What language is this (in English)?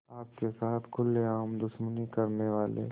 Hindi